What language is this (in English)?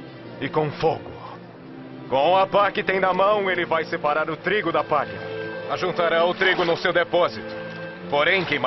Portuguese